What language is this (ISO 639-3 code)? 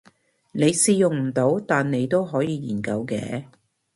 yue